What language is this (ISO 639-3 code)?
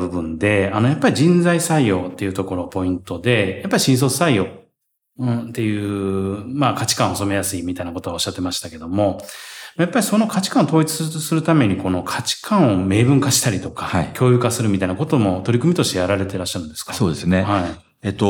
jpn